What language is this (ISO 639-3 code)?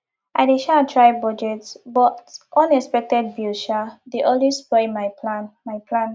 pcm